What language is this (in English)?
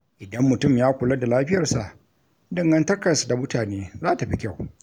Hausa